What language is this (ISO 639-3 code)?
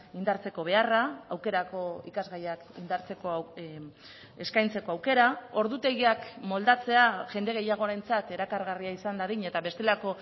eus